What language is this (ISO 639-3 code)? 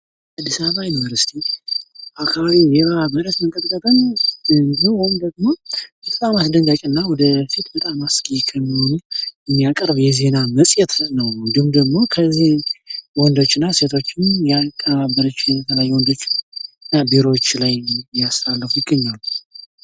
amh